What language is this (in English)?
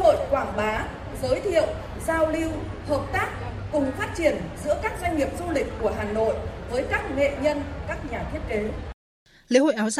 Vietnamese